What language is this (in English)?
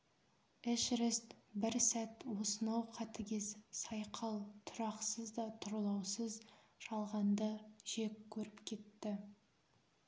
Kazakh